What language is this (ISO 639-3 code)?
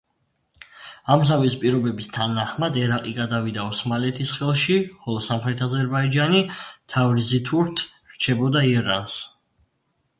kat